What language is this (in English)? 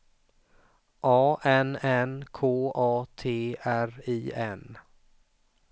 Swedish